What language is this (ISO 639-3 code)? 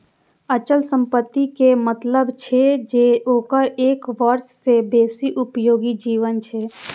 mai